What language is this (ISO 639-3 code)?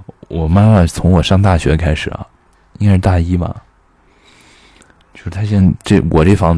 zho